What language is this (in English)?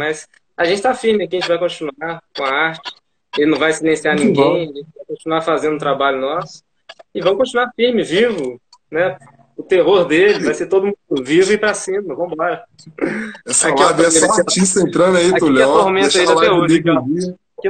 Portuguese